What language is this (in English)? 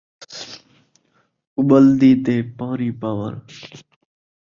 Saraiki